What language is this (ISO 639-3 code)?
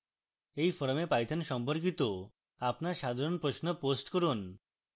ben